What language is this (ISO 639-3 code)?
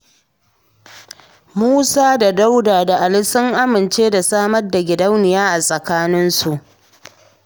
hau